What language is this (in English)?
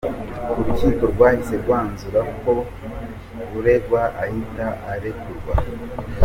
Kinyarwanda